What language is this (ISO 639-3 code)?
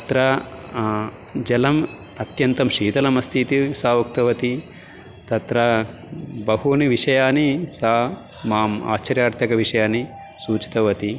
san